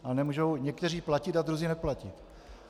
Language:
Czech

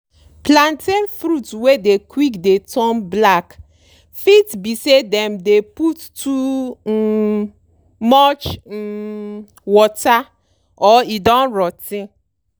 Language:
Nigerian Pidgin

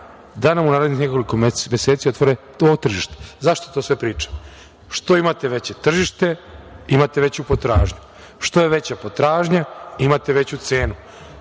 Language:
Serbian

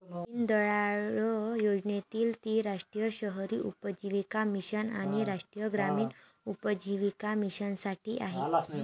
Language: Marathi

